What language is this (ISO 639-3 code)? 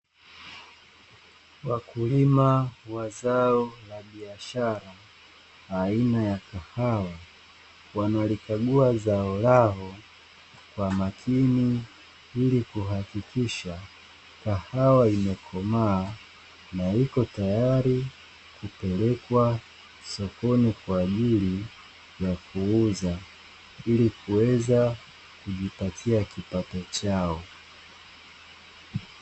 swa